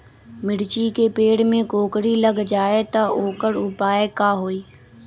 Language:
Magahi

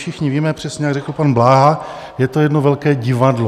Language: Czech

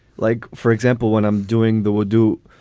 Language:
English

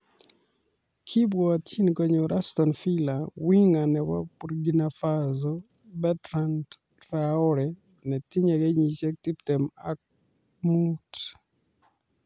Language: Kalenjin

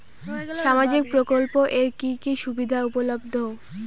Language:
Bangla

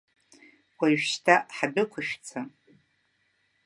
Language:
Abkhazian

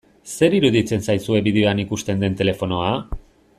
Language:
Basque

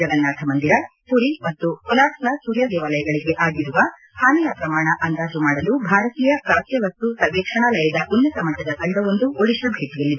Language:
Kannada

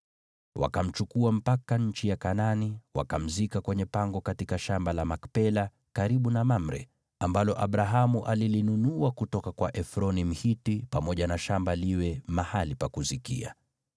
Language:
Swahili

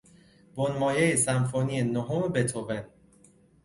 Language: Persian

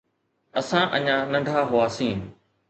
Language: Sindhi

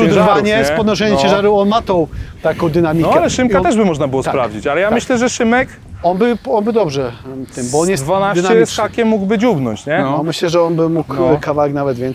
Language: Polish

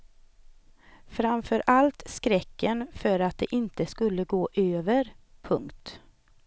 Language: Swedish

